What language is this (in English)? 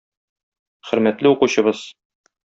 Tatar